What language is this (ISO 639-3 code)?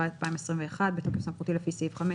heb